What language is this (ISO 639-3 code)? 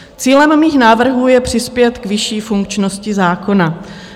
ces